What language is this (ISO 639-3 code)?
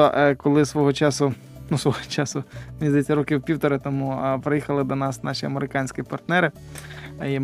ukr